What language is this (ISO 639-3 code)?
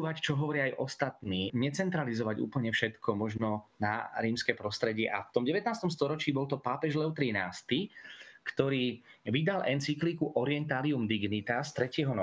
slk